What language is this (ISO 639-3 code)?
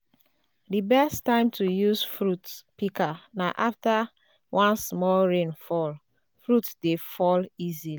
pcm